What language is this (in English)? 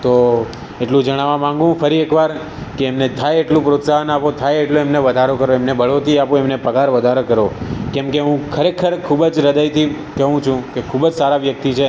Gujarati